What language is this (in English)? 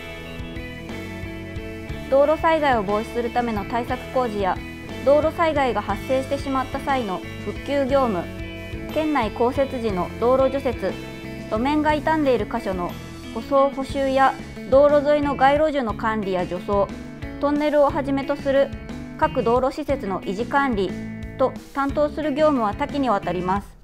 Japanese